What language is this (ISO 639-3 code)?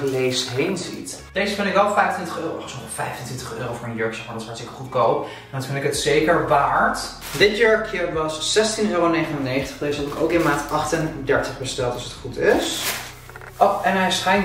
nld